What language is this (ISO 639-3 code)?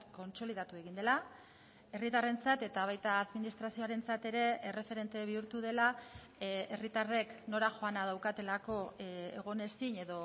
eus